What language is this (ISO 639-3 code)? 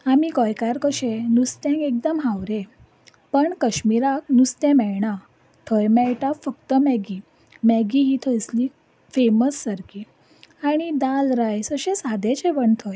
kok